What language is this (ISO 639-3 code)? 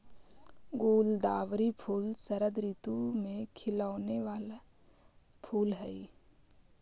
mag